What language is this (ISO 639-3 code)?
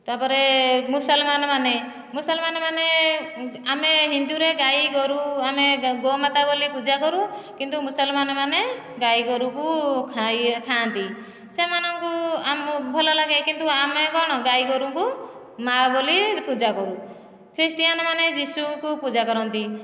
ori